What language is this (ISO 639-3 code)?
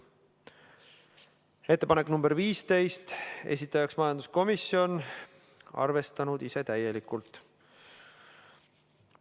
est